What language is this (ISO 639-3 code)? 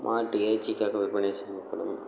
tam